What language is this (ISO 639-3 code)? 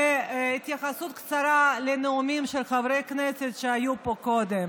heb